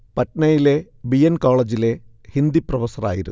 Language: Malayalam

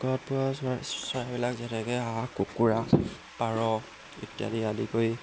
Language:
Assamese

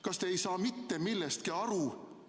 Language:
Estonian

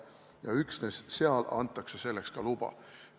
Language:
Estonian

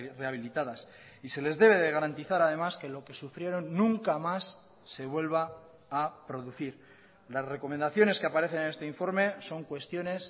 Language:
Spanish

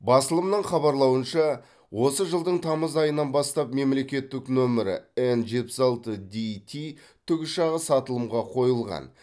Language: Kazakh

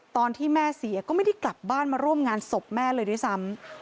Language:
Thai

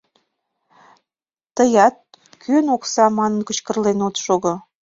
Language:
Mari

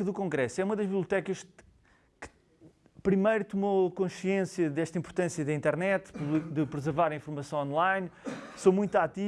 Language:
Portuguese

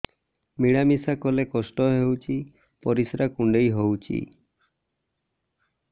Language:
Odia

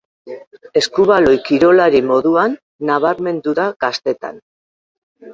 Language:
Basque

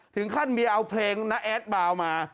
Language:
Thai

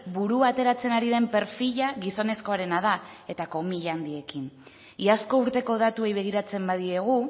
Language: Basque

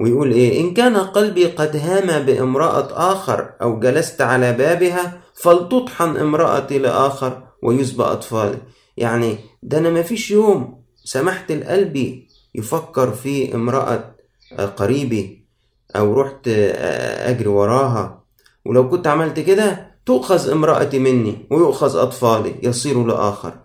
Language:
Arabic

